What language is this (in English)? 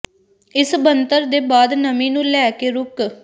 Punjabi